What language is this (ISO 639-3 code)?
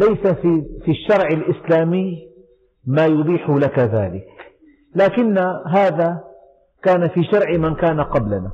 ara